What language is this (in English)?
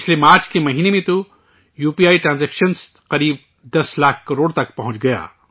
Urdu